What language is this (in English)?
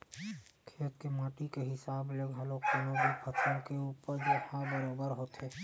Chhattisgarhi